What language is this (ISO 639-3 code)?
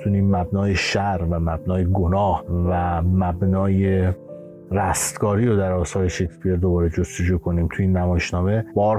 fas